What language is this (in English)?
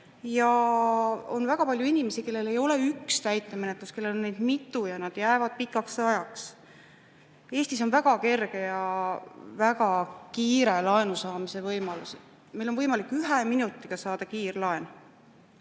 Estonian